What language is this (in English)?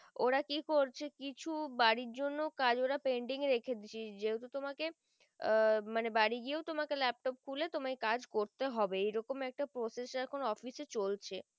Bangla